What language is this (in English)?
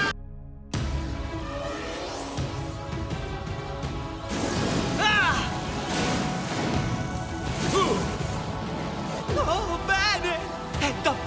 Italian